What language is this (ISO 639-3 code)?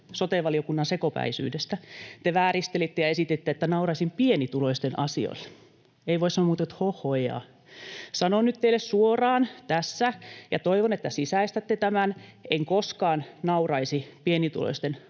fin